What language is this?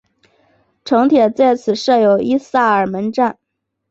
Chinese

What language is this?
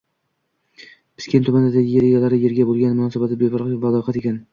Uzbek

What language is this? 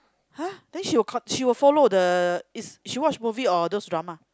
English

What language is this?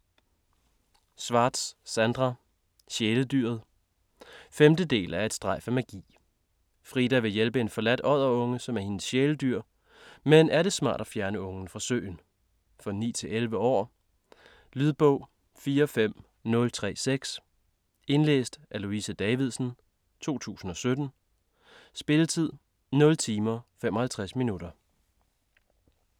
Danish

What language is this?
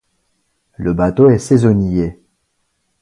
French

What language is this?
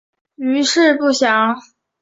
Chinese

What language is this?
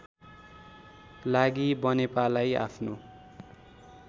Nepali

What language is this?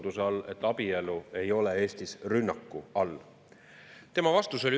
Estonian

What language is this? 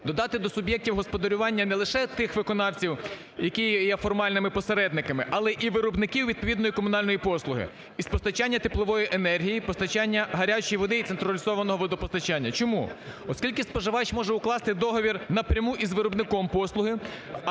Ukrainian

